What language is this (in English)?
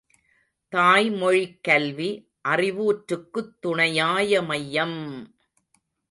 Tamil